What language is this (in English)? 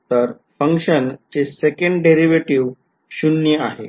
Marathi